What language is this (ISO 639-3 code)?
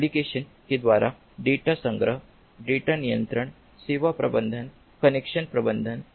hin